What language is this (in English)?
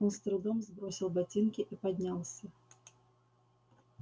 Russian